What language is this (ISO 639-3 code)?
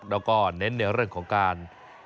tha